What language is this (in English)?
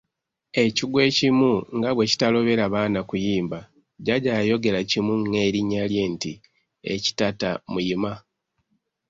Ganda